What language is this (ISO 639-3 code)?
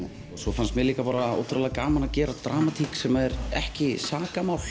isl